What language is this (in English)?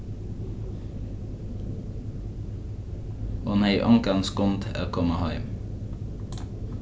Faroese